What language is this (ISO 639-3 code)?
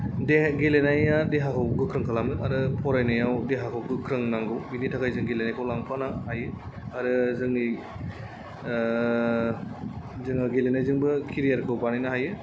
brx